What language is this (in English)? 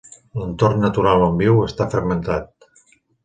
Catalan